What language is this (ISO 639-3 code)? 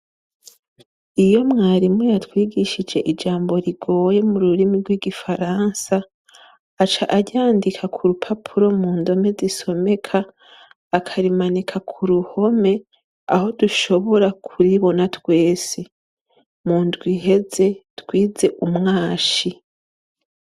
run